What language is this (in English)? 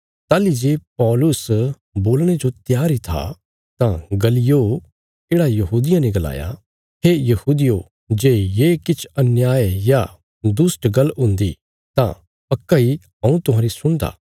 Bilaspuri